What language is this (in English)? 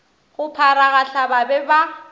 Northern Sotho